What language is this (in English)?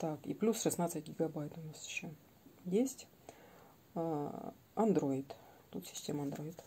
Russian